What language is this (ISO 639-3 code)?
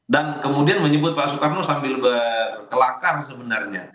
ind